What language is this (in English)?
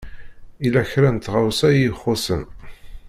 Kabyle